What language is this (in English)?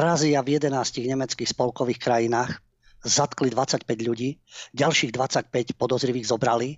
Slovak